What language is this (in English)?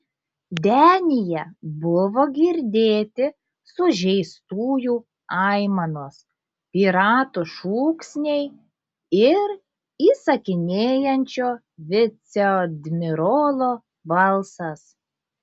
Lithuanian